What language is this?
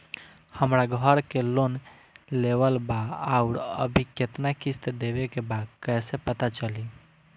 Bhojpuri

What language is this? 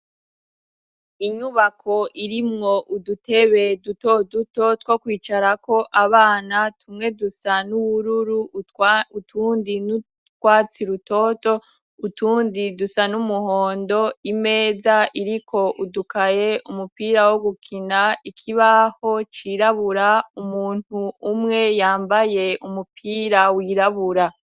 Rundi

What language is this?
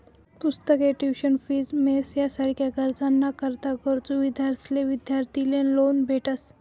Marathi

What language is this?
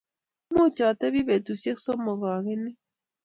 Kalenjin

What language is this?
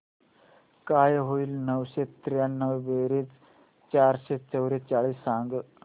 Marathi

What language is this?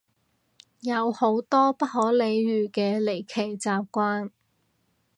Cantonese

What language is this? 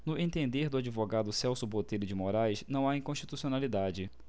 Portuguese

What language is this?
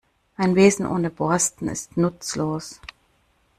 German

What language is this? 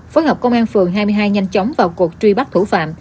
Vietnamese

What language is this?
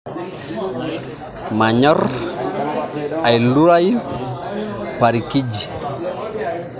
Masai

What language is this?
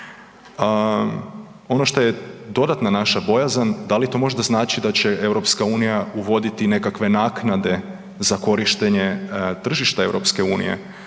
Croatian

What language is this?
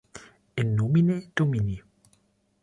German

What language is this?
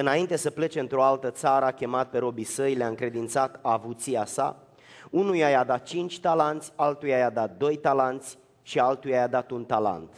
Romanian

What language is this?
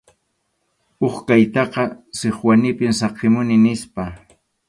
Arequipa-La Unión Quechua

